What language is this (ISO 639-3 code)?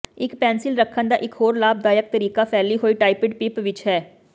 pan